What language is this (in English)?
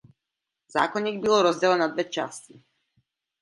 Czech